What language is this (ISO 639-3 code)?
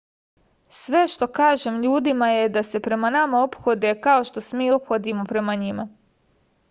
srp